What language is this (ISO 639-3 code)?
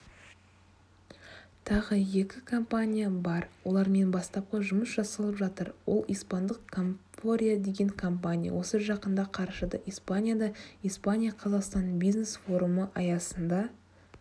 kaz